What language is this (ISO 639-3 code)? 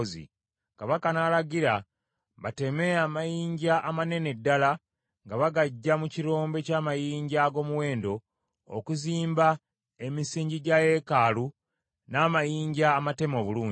lug